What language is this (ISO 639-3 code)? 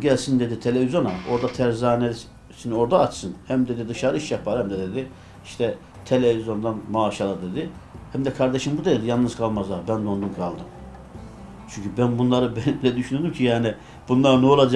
tur